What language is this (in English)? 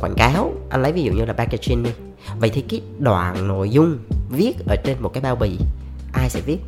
Vietnamese